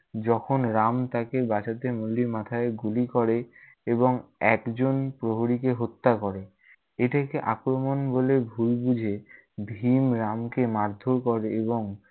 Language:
Bangla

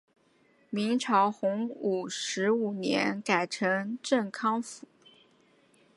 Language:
Chinese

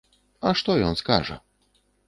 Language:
Belarusian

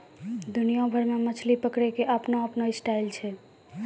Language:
Maithili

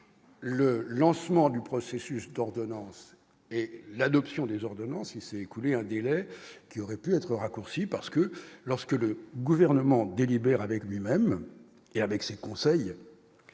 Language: French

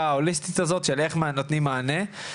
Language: Hebrew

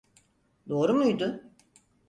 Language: Turkish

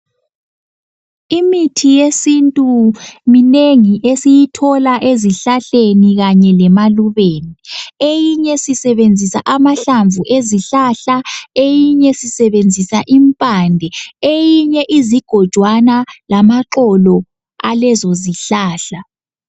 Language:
North Ndebele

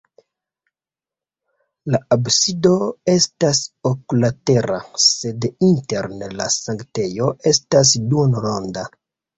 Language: Esperanto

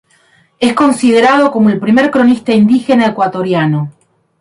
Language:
Spanish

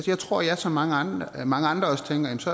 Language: Danish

